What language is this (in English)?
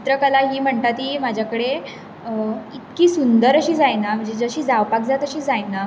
Konkani